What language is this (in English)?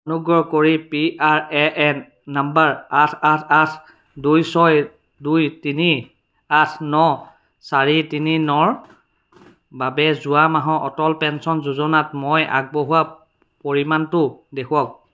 Assamese